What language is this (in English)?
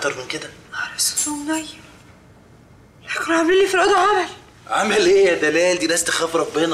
Arabic